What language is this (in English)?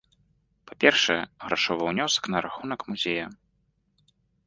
Belarusian